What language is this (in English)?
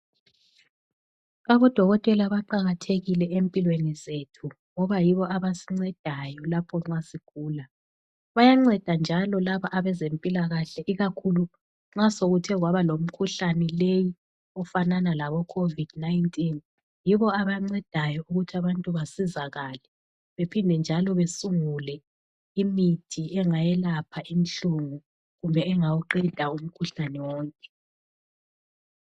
North Ndebele